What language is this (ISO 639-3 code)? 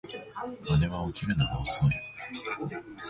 jpn